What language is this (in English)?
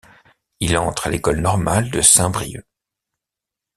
French